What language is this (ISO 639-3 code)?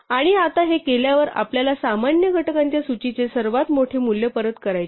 mar